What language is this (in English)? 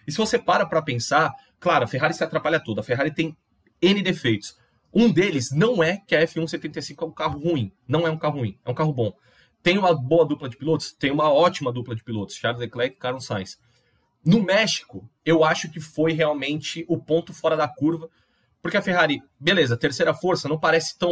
Portuguese